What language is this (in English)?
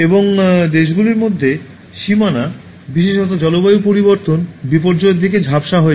Bangla